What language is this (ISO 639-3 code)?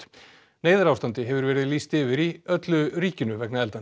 isl